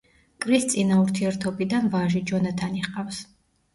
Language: Georgian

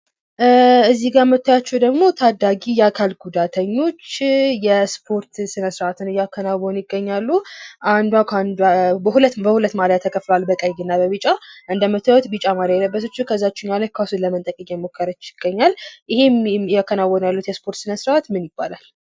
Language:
Amharic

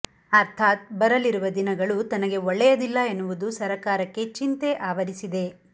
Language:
Kannada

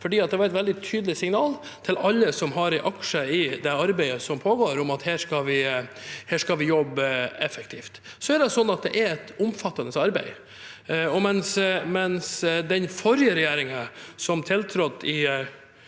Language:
Norwegian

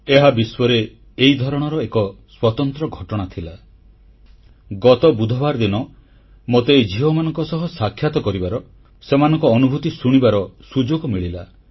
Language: Odia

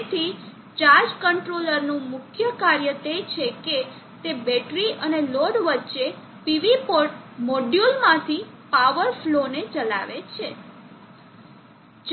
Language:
Gujarati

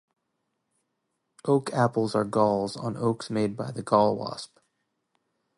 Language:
English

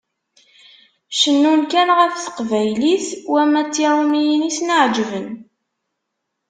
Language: Kabyle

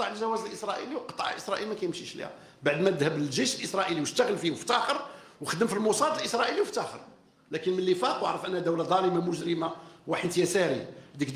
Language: Arabic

